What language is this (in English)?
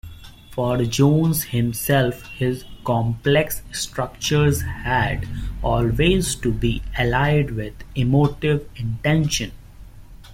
English